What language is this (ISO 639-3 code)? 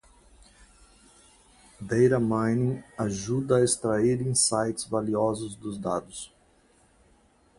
por